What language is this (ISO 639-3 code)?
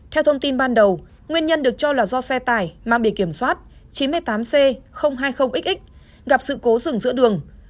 vie